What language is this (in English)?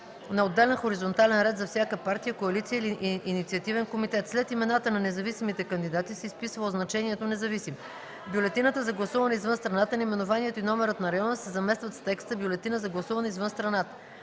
Bulgarian